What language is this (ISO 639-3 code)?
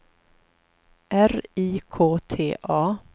swe